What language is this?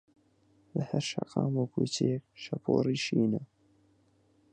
Central Kurdish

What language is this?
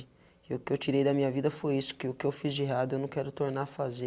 Portuguese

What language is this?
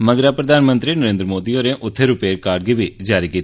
Dogri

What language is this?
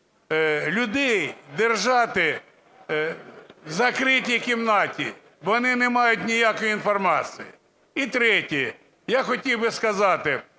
Ukrainian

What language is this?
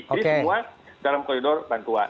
Indonesian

